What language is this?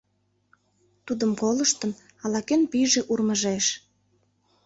Mari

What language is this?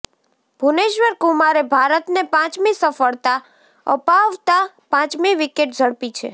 Gujarati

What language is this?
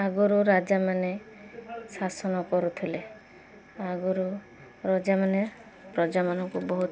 Odia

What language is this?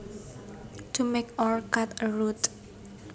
Javanese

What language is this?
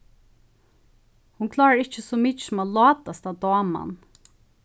Faroese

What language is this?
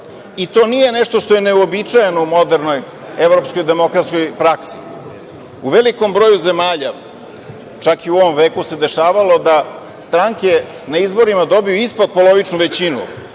Serbian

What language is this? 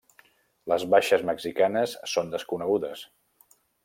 Catalan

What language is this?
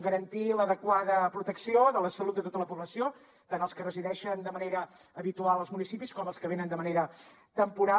Catalan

